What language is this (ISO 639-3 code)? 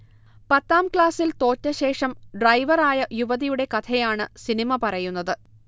mal